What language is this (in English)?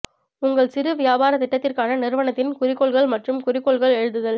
Tamil